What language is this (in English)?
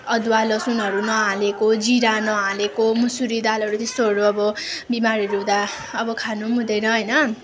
Nepali